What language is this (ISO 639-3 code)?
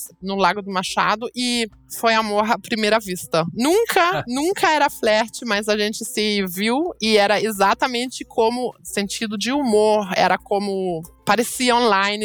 por